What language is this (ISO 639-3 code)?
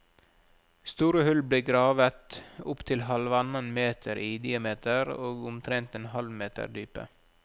nor